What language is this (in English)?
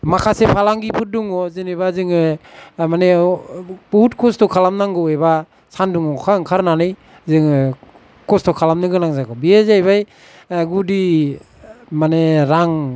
Bodo